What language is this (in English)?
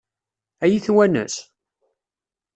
Kabyle